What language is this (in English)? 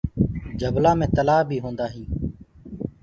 Gurgula